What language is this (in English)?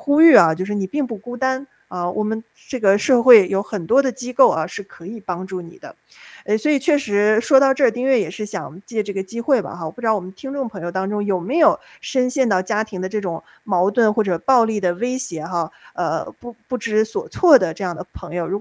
Chinese